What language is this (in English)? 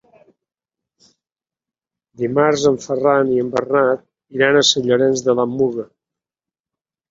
Catalan